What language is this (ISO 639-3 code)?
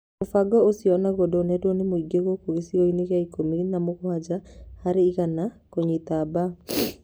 kik